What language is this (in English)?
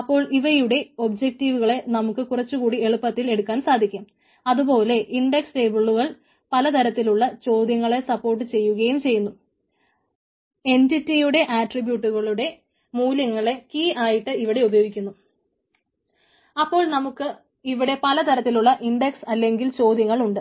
Malayalam